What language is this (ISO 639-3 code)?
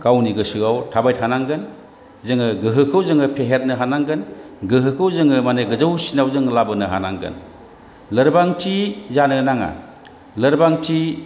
brx